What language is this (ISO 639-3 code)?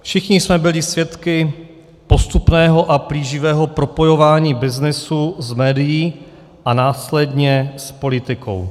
ces